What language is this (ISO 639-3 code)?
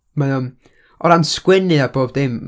cym